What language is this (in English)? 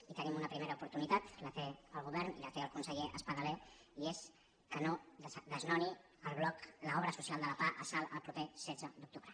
Catalan